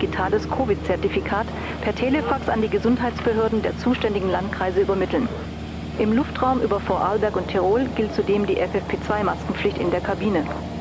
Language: German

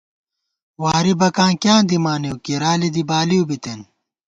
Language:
Gawar-Bati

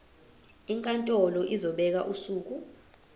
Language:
Zulu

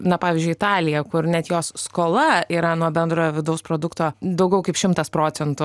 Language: Lithuanian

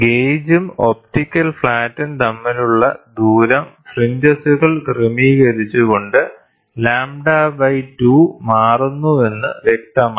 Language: Malayalam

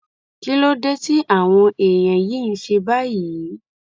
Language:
Yoruba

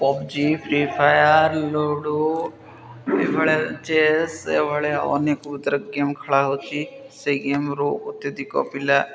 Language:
Odia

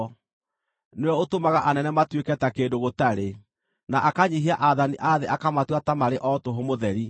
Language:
Kikuyu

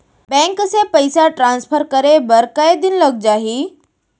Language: Chhattisgarhi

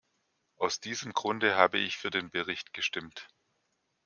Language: German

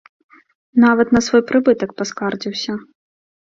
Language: Belarusian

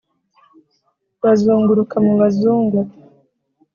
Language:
Kinyarwanda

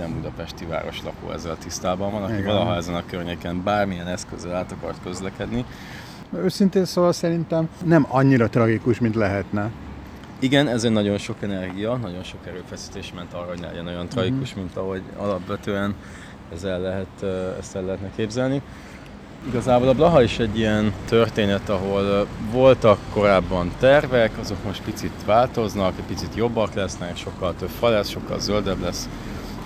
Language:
Hungarian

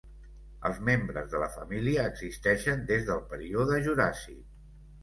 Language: Catalan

